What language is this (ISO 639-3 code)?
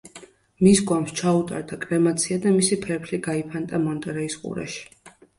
kat